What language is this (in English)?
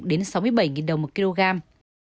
Vietnamese